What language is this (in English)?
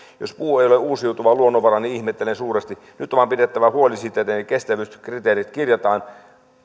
Finnish